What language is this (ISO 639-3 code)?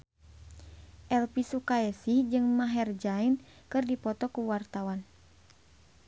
sun